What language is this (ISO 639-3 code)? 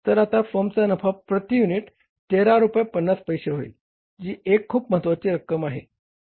mar